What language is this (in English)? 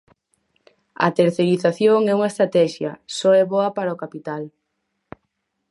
Galician